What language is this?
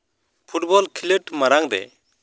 Santali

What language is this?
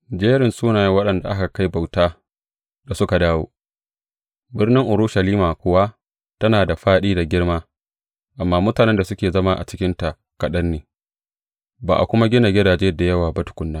Hausa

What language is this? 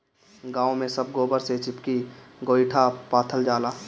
Bhojpuri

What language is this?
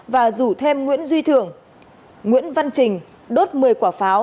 Vietnamese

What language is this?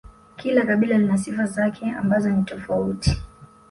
Swahili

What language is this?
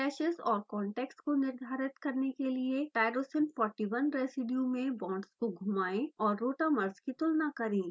Hindi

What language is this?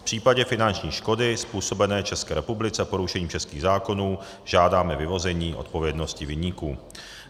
Czech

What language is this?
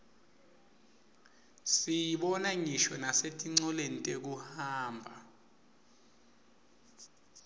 Swati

